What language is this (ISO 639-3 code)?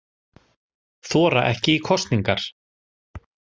isl